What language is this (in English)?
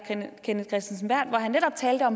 Danish